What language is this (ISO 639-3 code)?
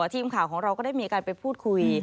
tha